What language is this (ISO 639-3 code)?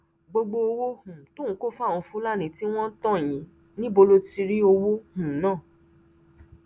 yor